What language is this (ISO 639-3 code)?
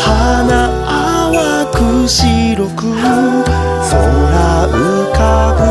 jpn